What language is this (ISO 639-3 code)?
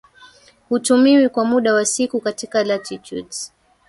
swa